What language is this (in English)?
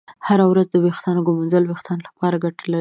Pashto